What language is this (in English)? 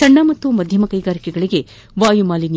Kannada